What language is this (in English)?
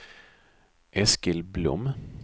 Swedish